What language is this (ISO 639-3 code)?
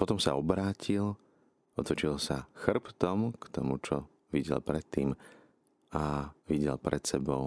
slk